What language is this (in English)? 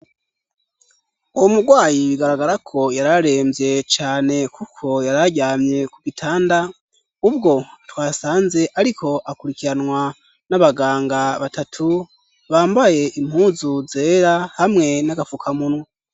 Rundi